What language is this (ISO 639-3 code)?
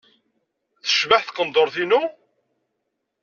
kab